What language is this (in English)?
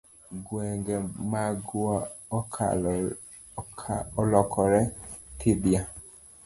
Luo (Kenya and Tanzania)